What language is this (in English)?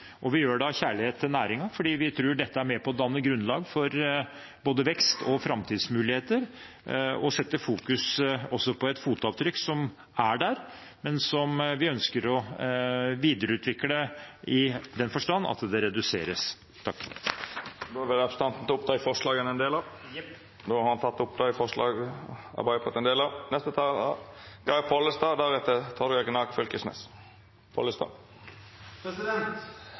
Norwegian